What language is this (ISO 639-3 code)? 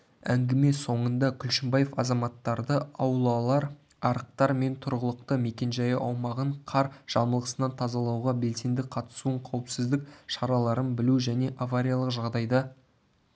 kaz